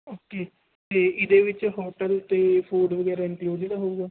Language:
Punjabi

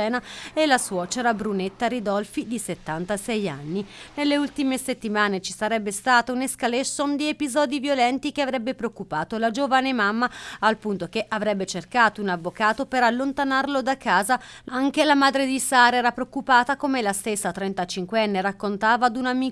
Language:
Italian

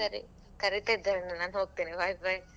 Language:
Kannada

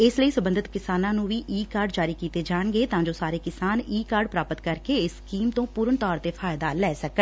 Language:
Punjabi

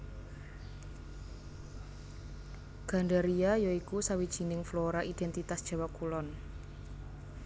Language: Javanese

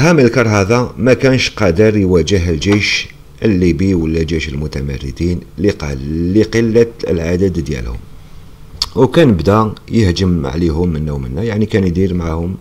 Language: Arabic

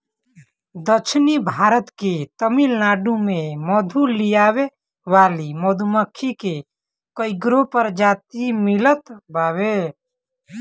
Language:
Bhojpuri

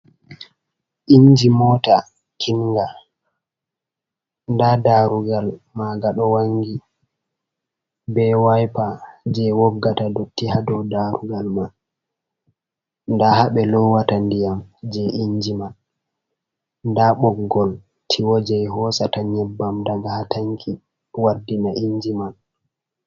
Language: Fula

